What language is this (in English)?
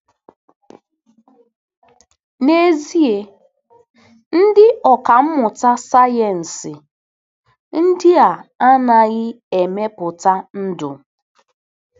Igbo